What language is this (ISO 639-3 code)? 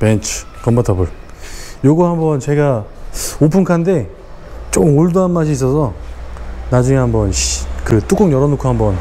kor